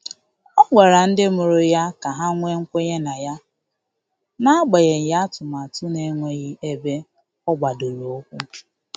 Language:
Igbo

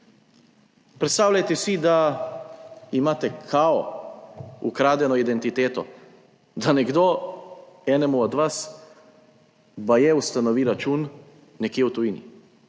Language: Slovenian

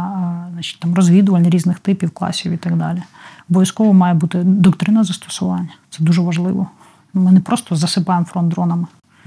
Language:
Ukrainian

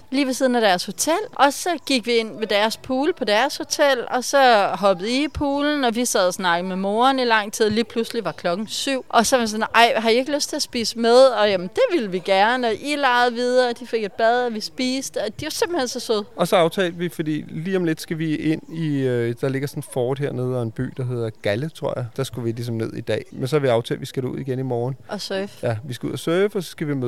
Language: Danish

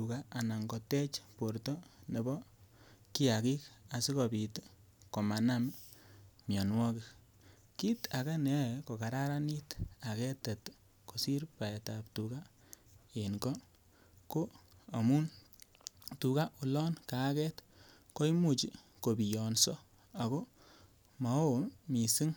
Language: Kalenjin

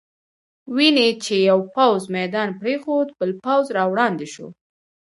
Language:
Pashto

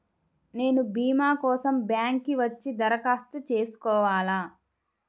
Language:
Telugu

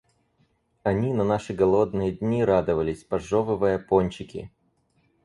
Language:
Russian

